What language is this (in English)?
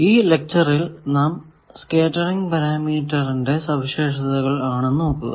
Malayalam